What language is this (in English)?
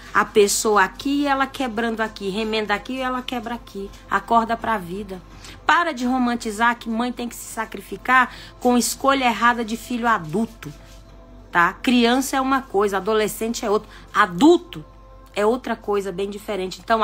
Portuguese